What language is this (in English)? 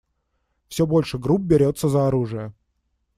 Russian